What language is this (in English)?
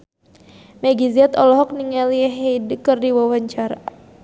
Sundanese